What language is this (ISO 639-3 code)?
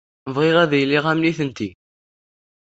kab